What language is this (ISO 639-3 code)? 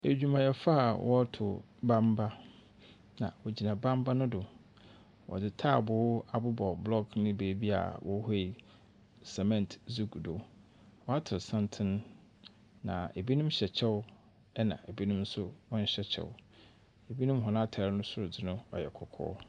aka